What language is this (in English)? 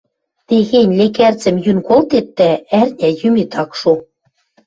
Western Mari